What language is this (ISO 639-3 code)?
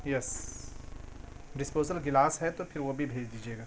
urd